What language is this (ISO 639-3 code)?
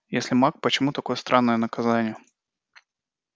rus